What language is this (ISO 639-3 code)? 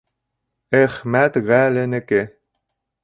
bak